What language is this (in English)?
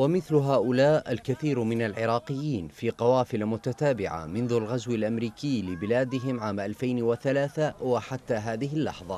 Arabic